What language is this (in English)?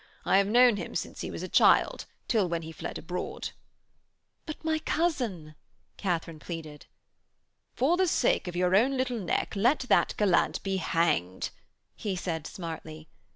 English